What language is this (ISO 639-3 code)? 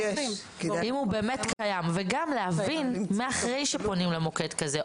heb